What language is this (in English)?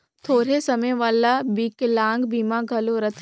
Chhattisgarhi